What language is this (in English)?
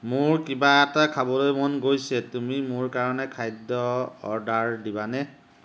Assamese